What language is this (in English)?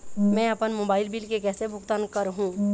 Chhattisgarhi